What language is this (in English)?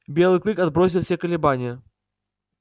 Russian